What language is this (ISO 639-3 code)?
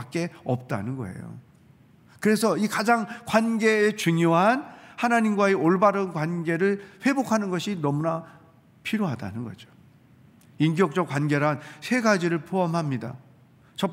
kor